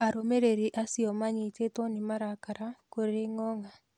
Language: Kikuyu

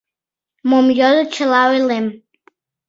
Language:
Mari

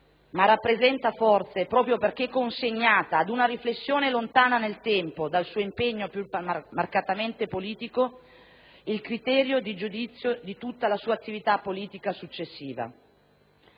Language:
Italian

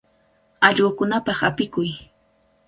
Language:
Cajatambo North Lima Quechua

